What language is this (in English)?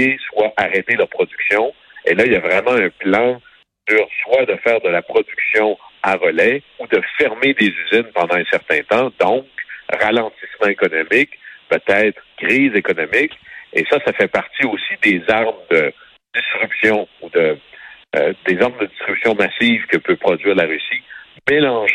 French